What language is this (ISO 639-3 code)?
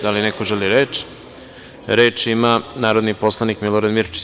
srp